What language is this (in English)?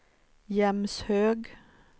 Swedish